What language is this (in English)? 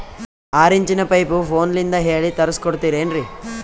Kannada